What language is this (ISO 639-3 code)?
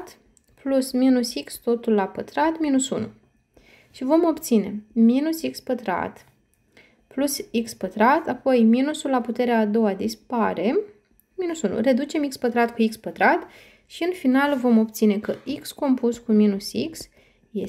ron